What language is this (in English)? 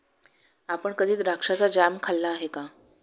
Marathi